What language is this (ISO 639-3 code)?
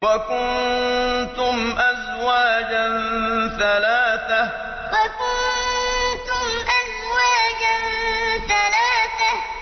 ara